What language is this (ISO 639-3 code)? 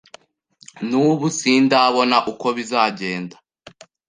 kin